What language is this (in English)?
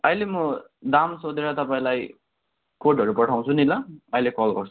Nepali